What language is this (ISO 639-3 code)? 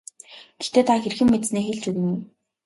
mon